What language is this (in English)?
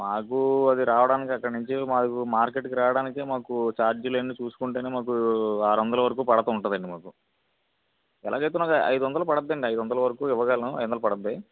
Telugu